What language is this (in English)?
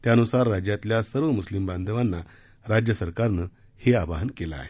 Marathi